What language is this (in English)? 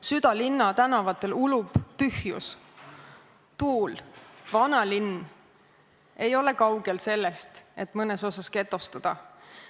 Estonian